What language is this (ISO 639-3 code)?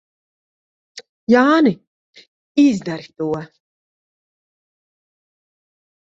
lav